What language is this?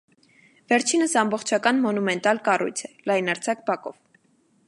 Armenian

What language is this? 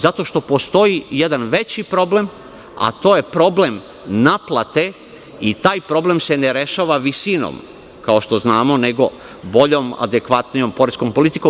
Serbian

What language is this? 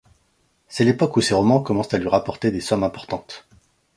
French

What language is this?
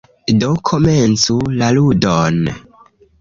Esperanto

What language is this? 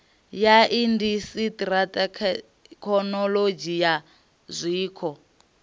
Venda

